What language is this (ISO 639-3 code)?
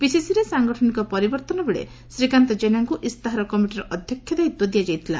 ori